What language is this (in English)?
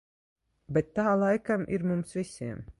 Latvian